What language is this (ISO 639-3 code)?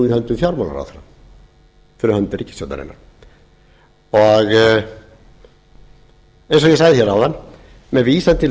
isl